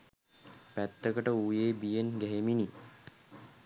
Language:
Sinhala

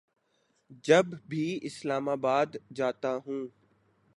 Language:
Urdu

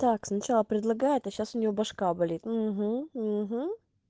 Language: Russian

